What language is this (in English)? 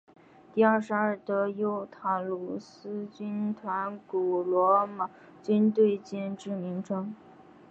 Chinese